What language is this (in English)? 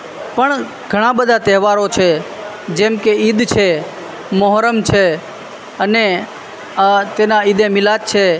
Gujarati